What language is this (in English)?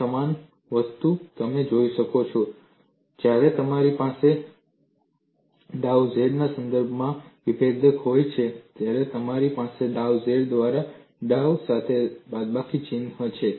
Gujarati